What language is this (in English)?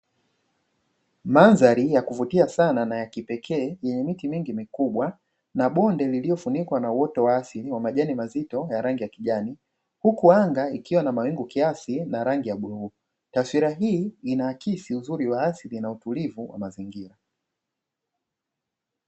Swahili